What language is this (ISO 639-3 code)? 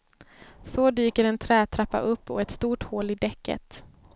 swe